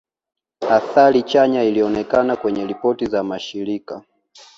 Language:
Swahili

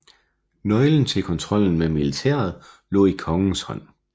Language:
Danish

